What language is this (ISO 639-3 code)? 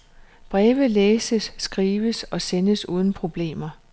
dan